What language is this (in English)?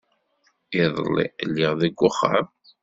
Kabyle